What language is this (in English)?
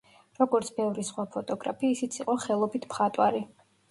Georgian